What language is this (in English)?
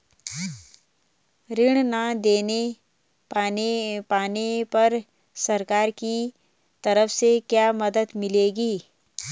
Hindi